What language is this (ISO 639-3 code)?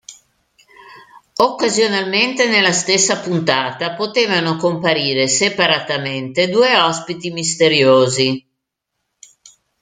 ita